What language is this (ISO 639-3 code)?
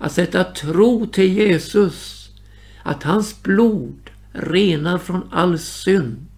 swe